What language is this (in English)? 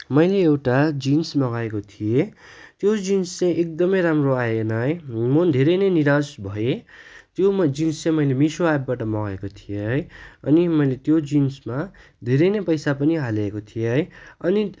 Nepali